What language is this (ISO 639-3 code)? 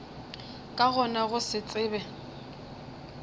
nso